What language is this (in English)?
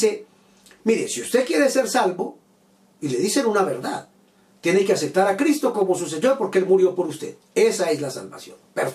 Spanish